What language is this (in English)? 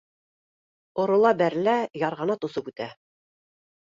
Bashkir